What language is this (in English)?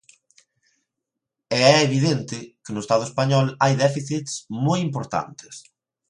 Galician